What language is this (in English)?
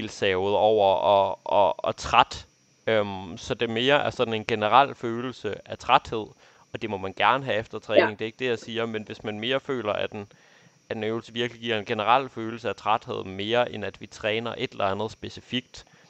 Danish